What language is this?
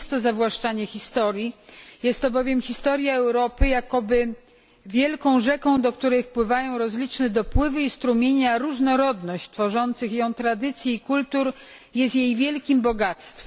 Polish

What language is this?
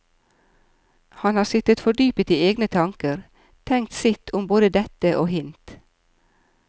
Norwegian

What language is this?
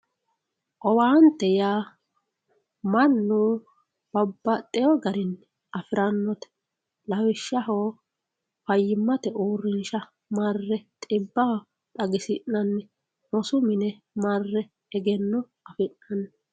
Sidamo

